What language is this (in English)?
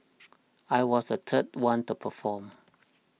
English